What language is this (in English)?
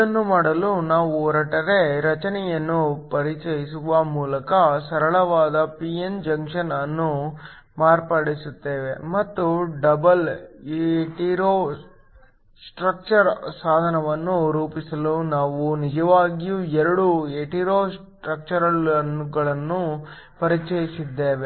Kannada